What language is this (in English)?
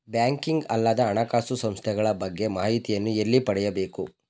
Kannada